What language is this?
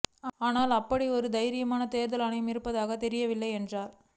Tamil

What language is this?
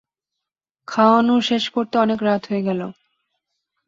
Bangla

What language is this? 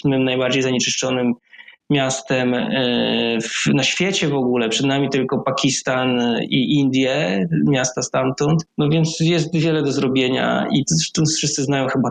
Polish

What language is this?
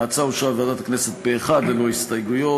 Hebrew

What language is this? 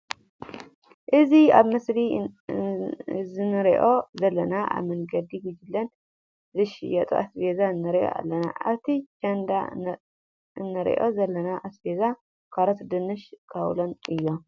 Tigrinya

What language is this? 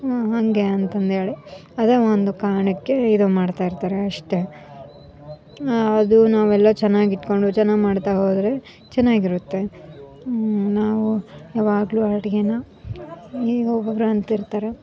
Kannada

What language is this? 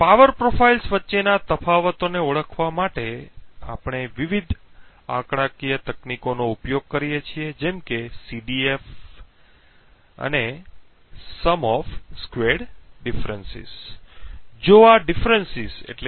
Gujarati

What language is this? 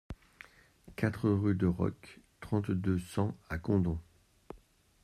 French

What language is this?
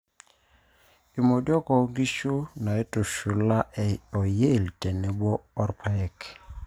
Masai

